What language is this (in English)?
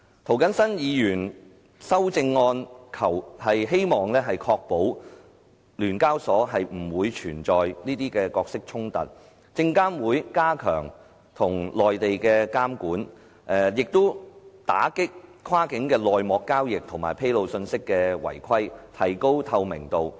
Cantonese